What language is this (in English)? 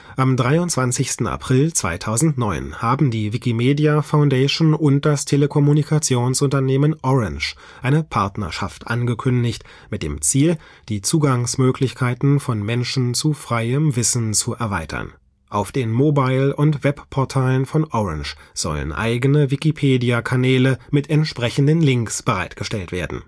German